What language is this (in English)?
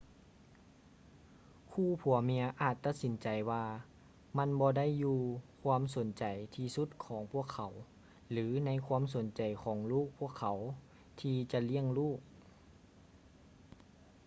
Lao